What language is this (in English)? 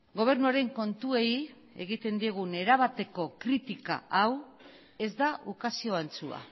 Basque